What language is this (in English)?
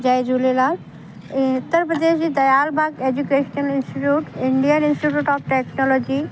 Sindhi